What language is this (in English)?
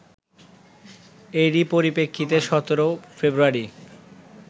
Bangla